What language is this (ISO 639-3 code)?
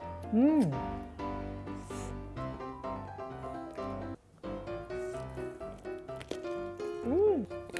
kor